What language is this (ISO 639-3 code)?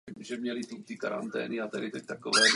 ces